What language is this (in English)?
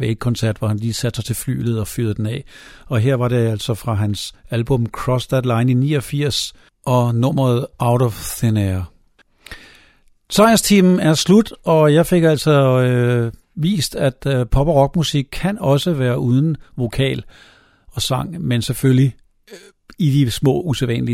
Danish